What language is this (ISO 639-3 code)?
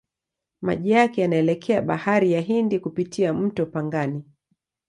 swa